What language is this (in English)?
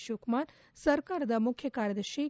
Kannada